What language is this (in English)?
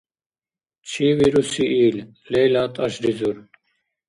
Dargwa